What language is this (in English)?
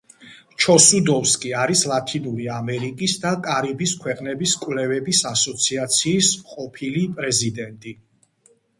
Georgian